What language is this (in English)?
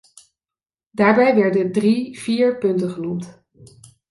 Dutch